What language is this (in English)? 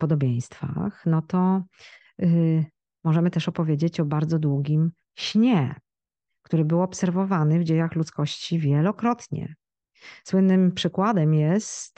Polish